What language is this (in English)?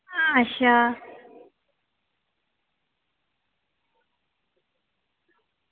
Dogri